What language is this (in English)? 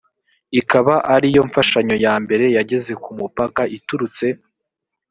Kinyarwanda